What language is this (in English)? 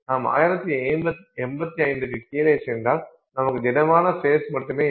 Tamil